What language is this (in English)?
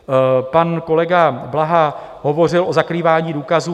Czech